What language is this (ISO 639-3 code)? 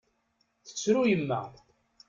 kab